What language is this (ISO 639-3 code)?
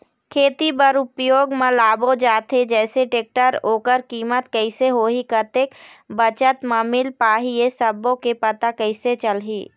hne